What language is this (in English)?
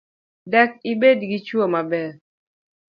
Luo (Kenya and Tanzania)